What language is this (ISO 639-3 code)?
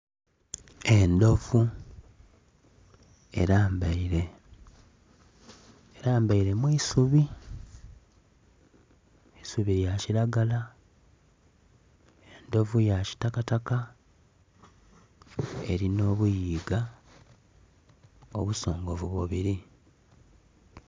xog